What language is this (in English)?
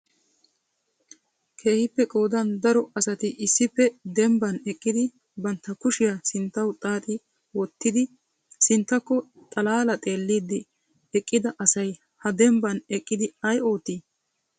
Wolaytta